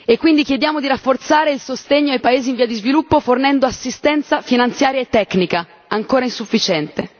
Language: Italian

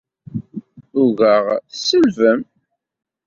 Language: Kabyle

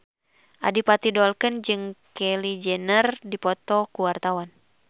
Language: Sundanese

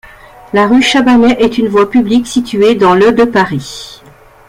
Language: French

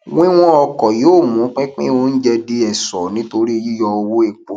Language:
Yoruba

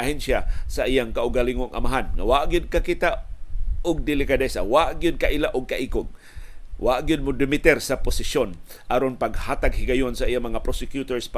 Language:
Filipino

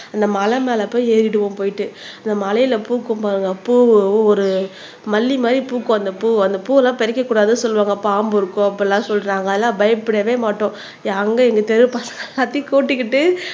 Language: Tamil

